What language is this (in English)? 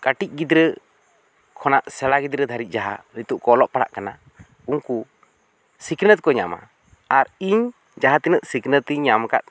Santali